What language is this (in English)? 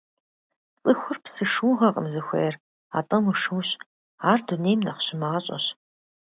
Kabardian